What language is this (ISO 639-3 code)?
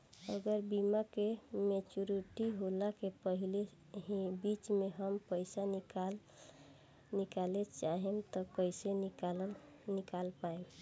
bho